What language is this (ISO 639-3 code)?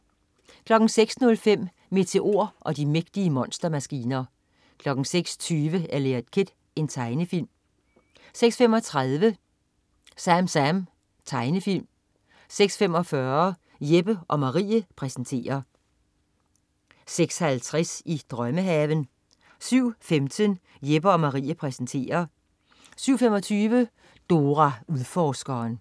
dan